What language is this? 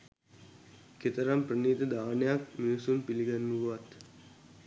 Sinhala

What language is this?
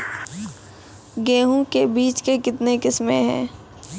Maithili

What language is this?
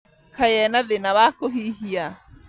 Kikuyu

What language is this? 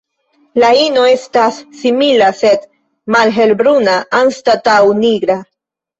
Esperanto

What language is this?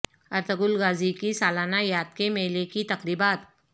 Urdu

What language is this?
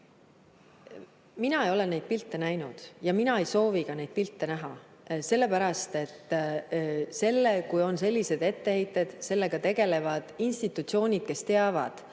Estonian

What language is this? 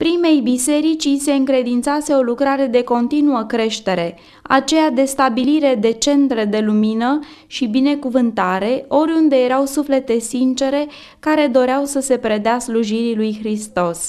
Romanian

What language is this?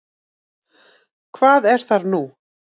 Icelandic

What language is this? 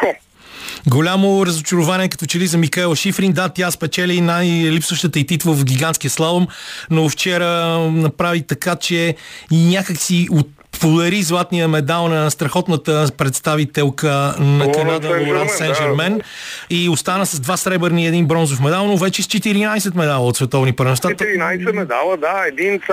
Bulgarian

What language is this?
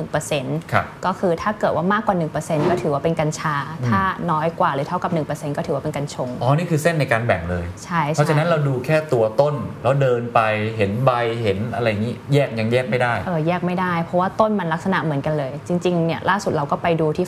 Thai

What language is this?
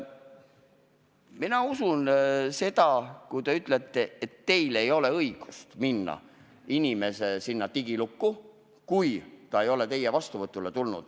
Estonian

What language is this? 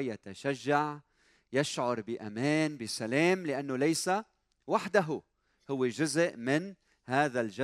Arabic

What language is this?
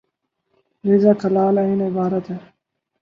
Urdu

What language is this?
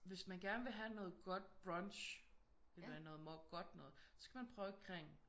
Danish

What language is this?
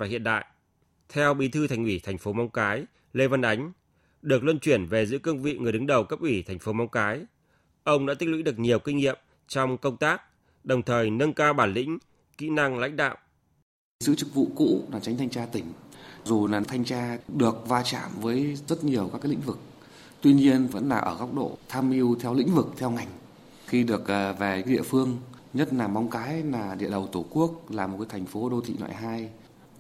Vietnamese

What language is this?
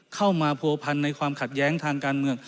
Thai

